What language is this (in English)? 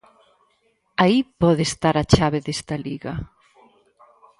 Galician